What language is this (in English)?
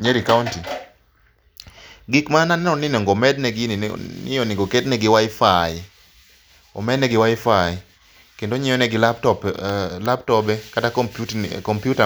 Luo (Kenya and Tanzania)